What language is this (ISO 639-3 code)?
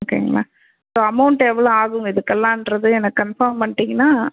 tam